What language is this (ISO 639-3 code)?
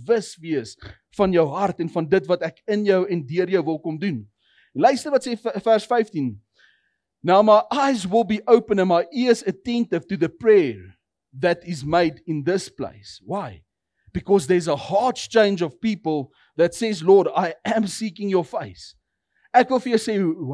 deu